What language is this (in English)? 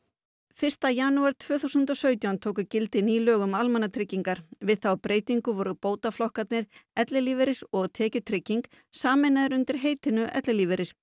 Icelandic